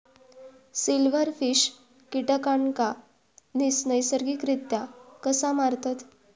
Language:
Marathi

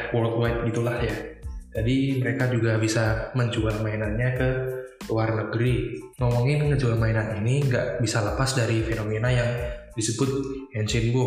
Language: Indonesian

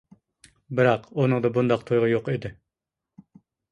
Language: Uyghur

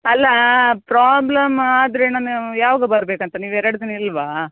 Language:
Kannada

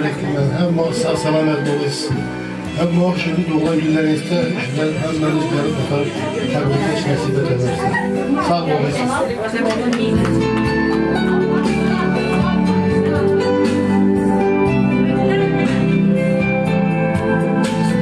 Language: Turkish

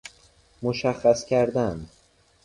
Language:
Persian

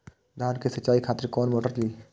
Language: Maithili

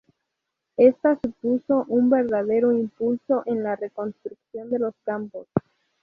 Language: Spanish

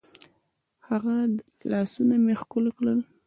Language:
Pashto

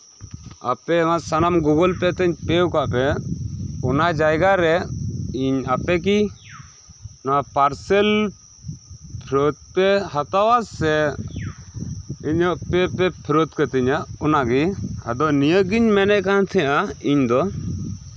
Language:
Santali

